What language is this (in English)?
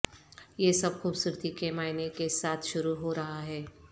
Urdu